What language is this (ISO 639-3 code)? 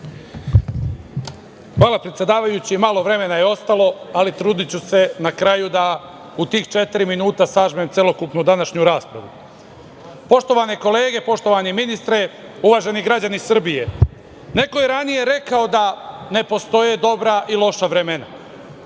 srp